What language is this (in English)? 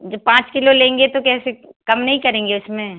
Hindi